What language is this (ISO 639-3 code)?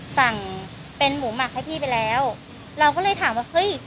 tha